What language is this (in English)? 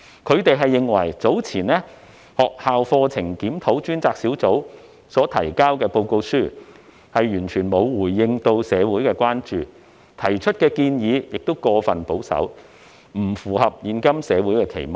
Cantonese